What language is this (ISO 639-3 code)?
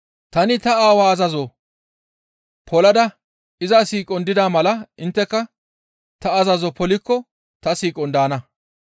gmv